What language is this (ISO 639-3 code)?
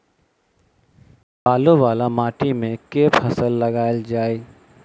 mai